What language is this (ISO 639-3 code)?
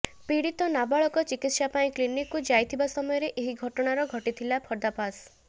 ori